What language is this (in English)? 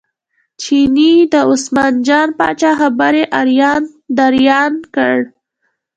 Pashto